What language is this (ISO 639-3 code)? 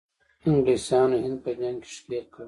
pus